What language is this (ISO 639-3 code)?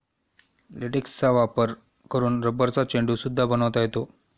mar